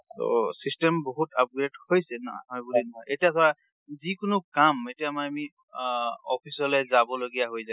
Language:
Assamese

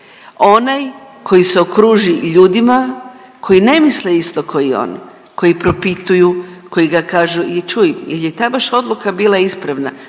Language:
Croatian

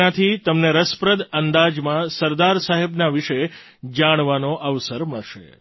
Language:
Gujarati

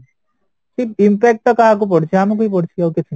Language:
Odia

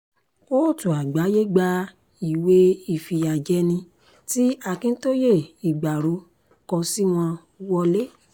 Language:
Yoruba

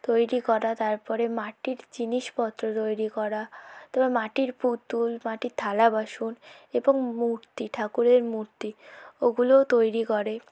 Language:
Bangla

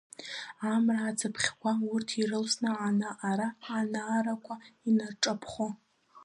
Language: Abkhazian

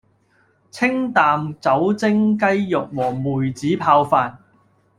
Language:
Cantonese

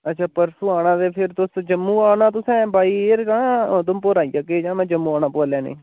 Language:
Dogri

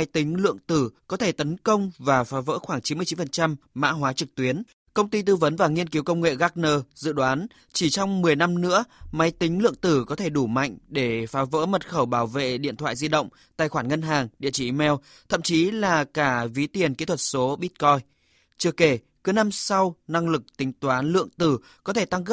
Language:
Vietnamese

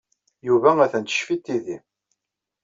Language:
Kabyle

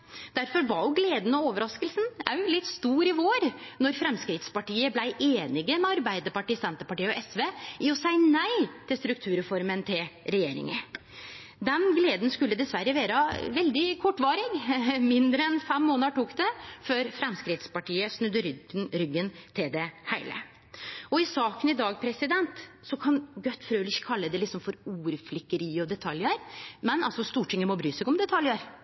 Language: Norwegian Nynorsk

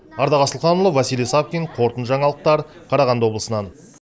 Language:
Kazakh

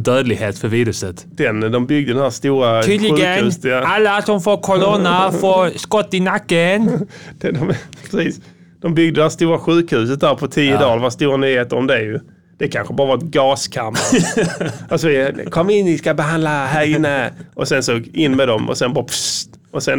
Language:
Swedish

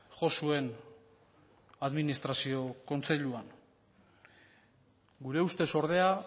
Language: Basque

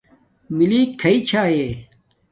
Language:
Domaaki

